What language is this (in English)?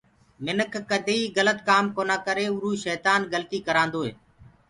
Gurgula